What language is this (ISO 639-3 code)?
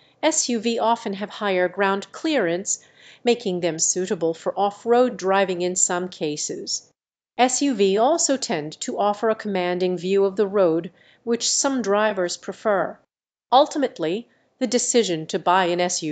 eng